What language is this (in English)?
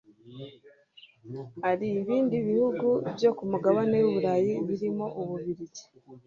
Kinyarwanda